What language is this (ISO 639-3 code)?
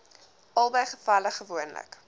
afr